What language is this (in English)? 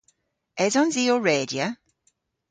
Cornish